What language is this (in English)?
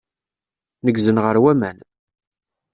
Kabyle